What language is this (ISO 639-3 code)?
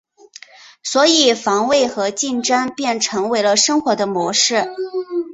zho